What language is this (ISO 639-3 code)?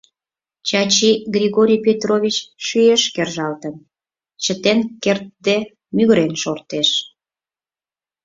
chm